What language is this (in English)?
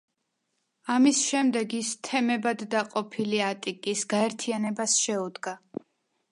Georgian